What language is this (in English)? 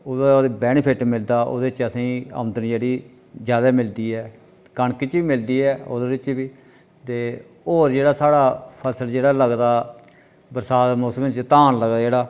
Dogri